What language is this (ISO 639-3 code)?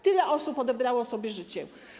pol